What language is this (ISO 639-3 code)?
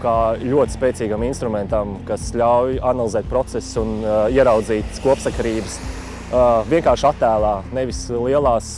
lav